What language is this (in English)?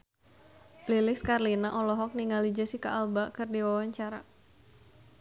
Sundanese